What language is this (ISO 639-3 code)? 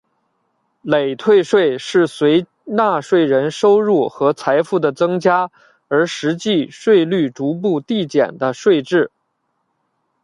zho